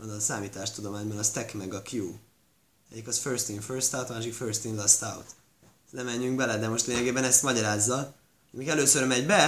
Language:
Hungarian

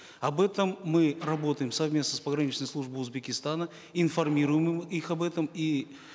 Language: Kazakh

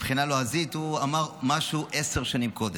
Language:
Hebrew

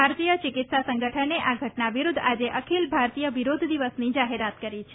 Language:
Gujarati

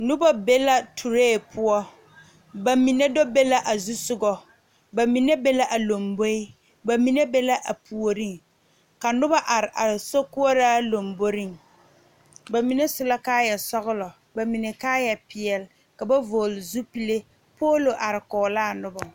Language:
Southern Dagaare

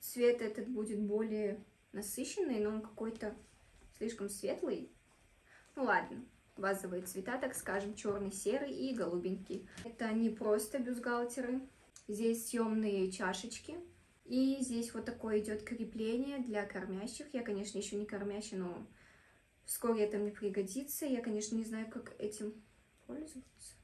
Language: Russian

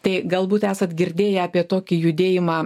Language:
Lithuanian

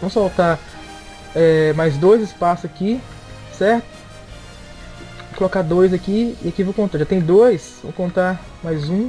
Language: Portuguese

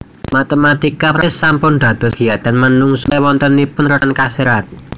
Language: Javanese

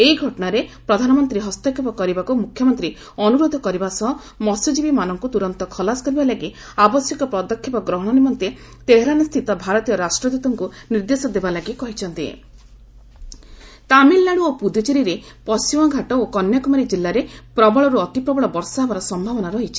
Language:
Odia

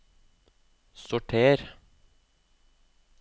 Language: Norwegian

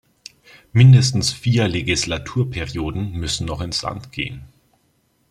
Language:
German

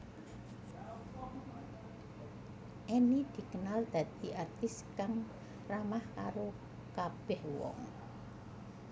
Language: Javanese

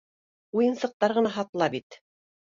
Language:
Bashkir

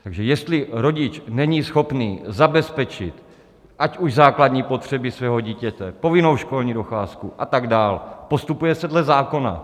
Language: Czech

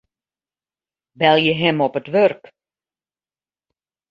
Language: Western Frisian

